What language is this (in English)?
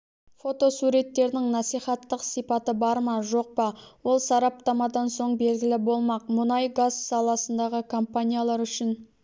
Kazakh